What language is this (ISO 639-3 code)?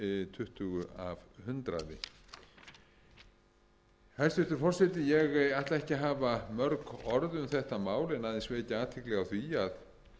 isl